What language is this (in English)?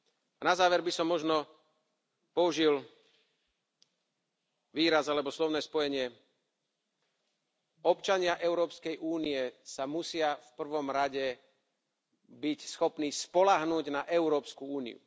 Slovak